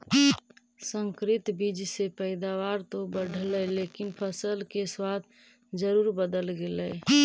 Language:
Magahi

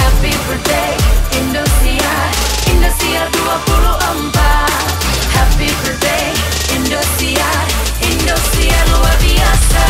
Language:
Indonesian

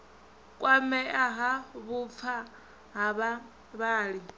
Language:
Venda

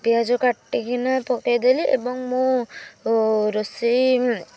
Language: Odia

